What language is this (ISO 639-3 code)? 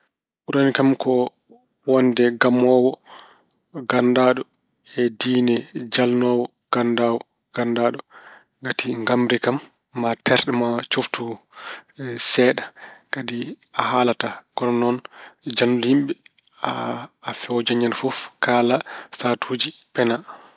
ful